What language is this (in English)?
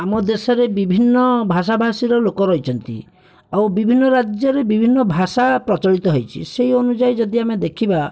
Odia